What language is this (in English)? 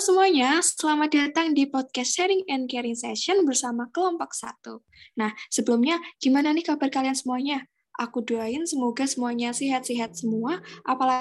Indonesian